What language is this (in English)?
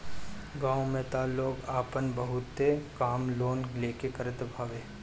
Bhojpuri